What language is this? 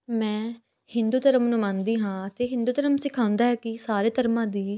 Punjabi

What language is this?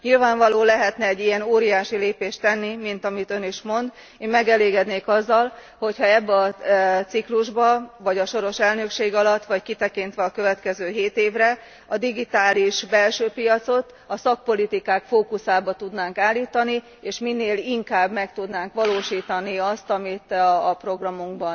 Hungarian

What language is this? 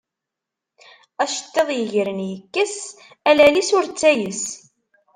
Kabyle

